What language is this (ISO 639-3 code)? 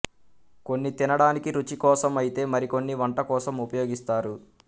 tel